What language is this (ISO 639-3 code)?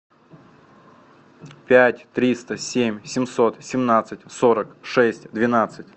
rus